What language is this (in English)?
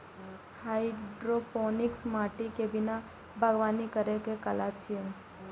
Maithili